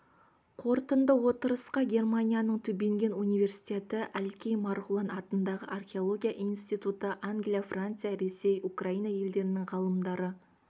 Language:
Kazakh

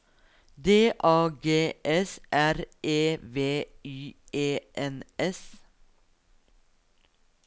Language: Norwegian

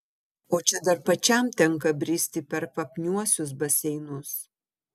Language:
Lithuanian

